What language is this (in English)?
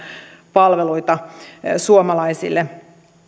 Finnish